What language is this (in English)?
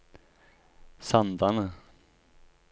Norwegian